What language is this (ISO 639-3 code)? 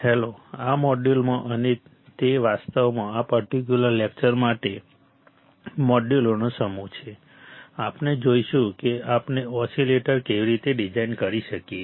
guj